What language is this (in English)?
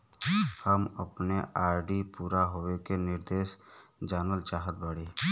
Bhojpuri